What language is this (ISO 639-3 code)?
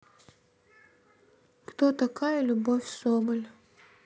rus